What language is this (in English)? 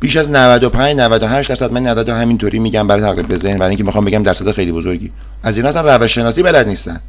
Persian